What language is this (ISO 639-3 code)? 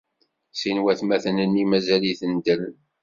kab